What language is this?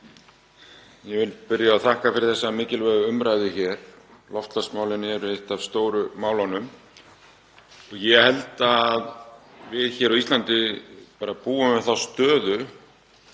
Icelandic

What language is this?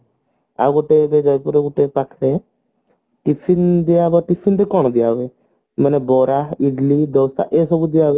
Odia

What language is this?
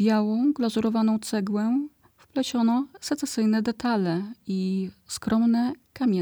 Polish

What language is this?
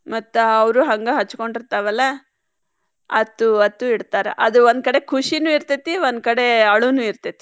Kannada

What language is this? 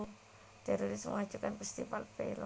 Javanese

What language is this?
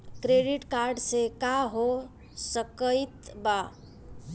Bhojpuri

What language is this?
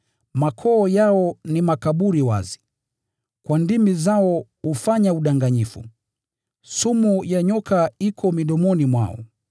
Swahili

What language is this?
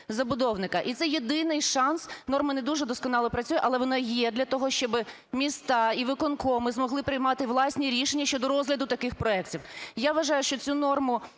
Ukrainian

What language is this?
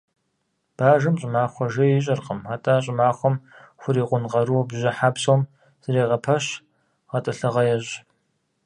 Kabardian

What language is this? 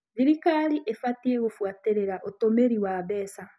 Kikuyu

